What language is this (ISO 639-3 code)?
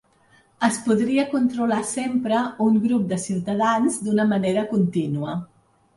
cat